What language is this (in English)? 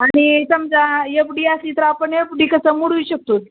Marathi